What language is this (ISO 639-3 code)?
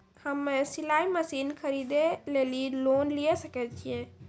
mai